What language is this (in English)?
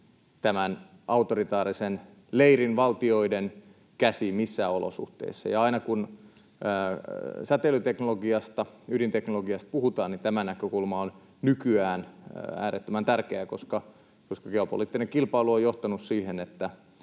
Finnish